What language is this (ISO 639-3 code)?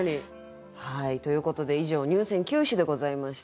jpn